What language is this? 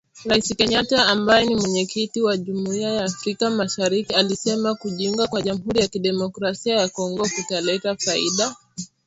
Swahili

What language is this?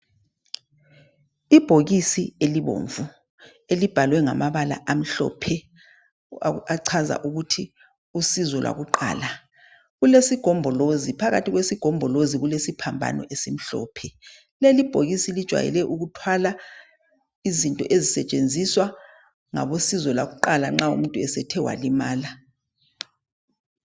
North Ndebele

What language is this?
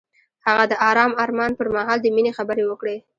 Pashto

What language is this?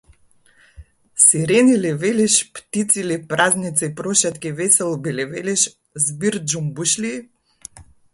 Macedonian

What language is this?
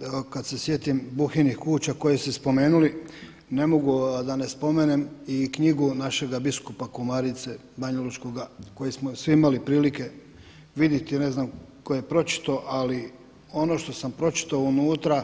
Croatian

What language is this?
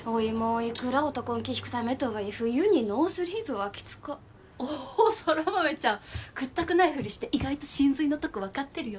Japanese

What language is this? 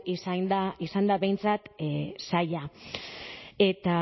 Basque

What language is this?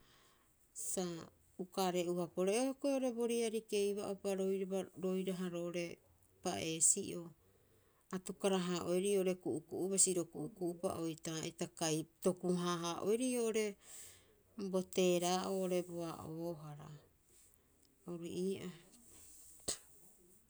Rapoisi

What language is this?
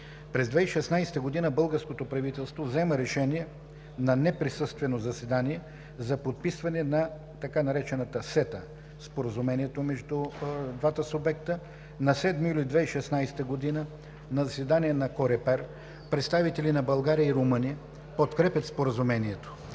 Bulgarian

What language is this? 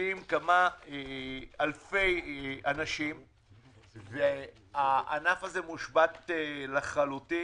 Hebrew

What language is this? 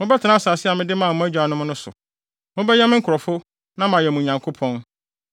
Akan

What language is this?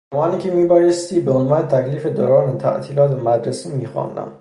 Persian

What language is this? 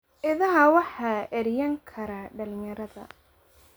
Somali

